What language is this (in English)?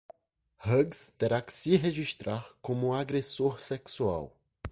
Portuguese